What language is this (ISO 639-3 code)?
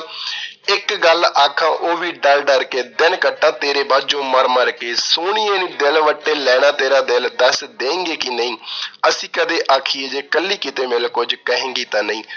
pan